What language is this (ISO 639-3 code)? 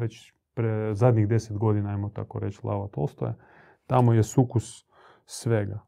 hrv